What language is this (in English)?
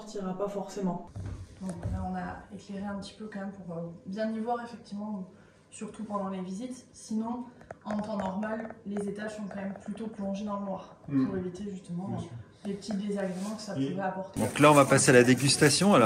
French